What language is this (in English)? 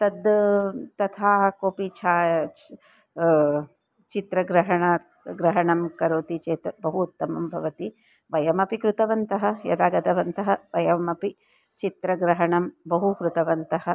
Sanskrit